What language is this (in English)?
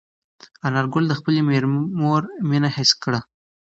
Pashto